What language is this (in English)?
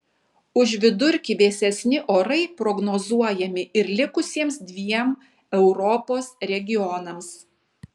Lithuanian